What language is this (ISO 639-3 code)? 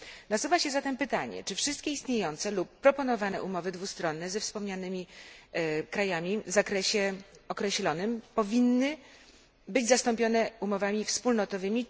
pol